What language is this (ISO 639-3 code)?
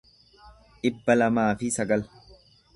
orm